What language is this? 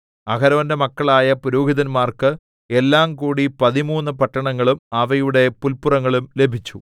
Malayalam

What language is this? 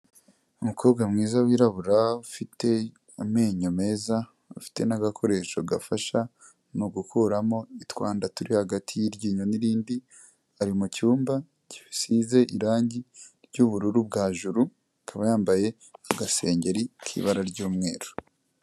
Kinyarwanda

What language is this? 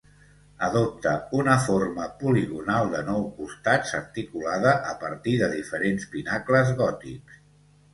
Catalan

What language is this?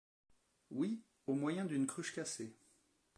French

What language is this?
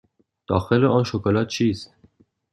Persian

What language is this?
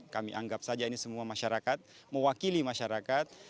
Indonesian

